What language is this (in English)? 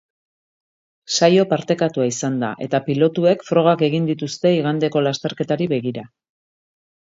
Basque